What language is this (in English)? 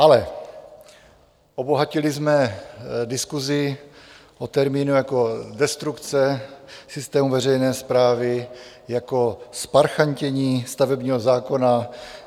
Czech